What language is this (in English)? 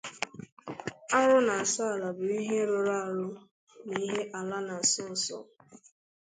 Igbo